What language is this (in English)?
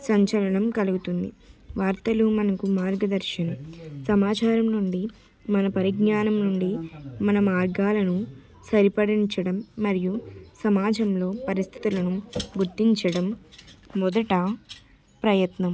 Telugu